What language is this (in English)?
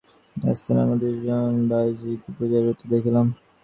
Bangla